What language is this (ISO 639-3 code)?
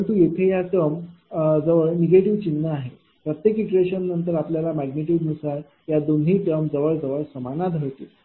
mar